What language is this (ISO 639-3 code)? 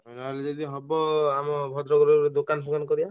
ori